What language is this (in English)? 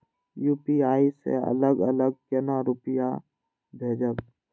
Maithili